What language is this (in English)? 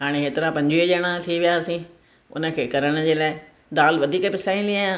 Sindhi